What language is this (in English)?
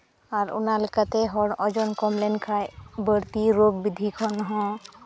Santali